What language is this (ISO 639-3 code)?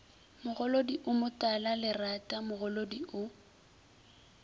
nso